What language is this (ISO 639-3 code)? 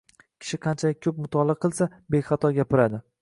uzb